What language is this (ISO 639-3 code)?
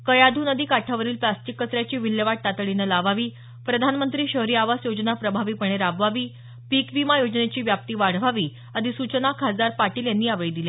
mar